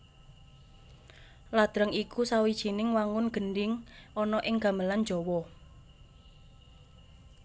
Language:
Javanese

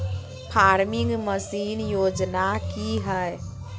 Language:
Magahi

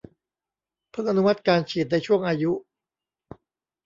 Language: Thai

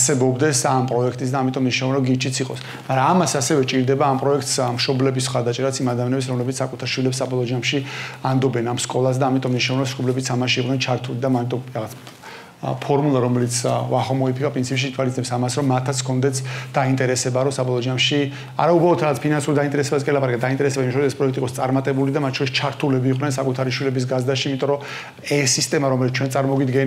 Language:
Romanian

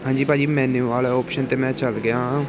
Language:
Punjabi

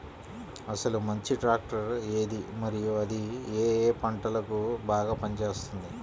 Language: Telugu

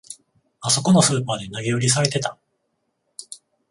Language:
Japanese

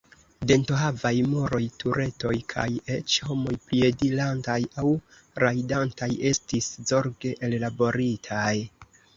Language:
Esperanto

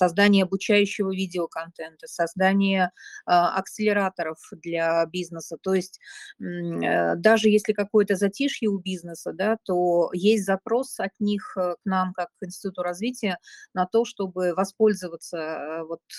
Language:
Russian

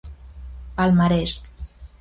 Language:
Galician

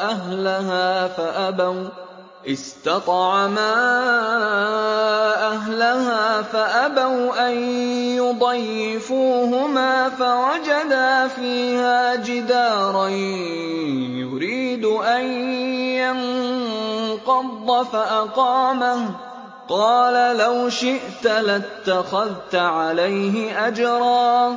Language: Arabic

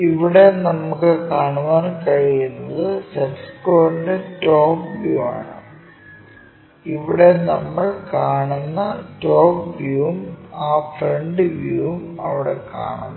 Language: Malayalam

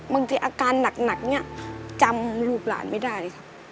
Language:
Thai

